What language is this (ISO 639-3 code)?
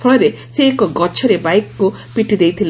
ori